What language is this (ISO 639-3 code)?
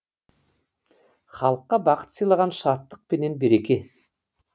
kaz